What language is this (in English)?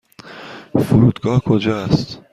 Persian